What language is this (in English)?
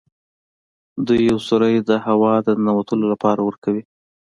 Pashto